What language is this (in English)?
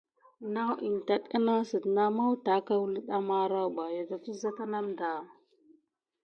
Gidar